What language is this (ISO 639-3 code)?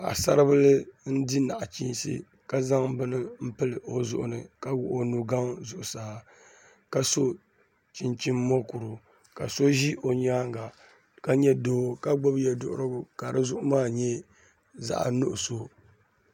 dag